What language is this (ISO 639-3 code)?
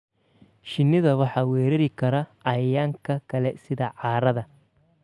som